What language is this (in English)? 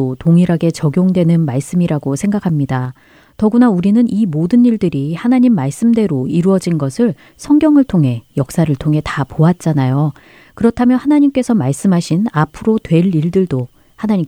Korean